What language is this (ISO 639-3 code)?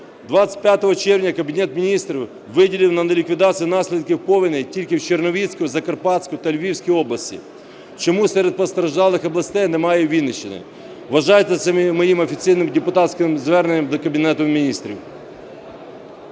ukr